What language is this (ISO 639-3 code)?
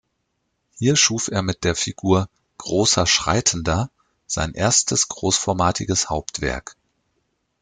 deu